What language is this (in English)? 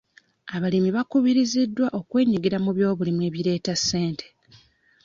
Ganda